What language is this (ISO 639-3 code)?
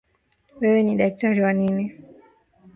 swa